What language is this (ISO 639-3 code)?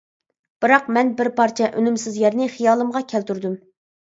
uig